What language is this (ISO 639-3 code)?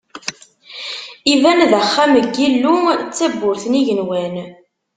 kab